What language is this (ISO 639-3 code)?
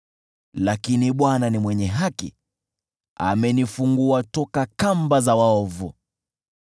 swa